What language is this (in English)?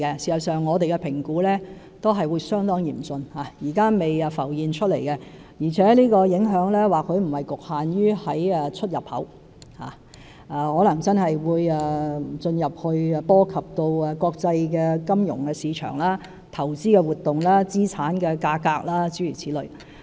Cantonese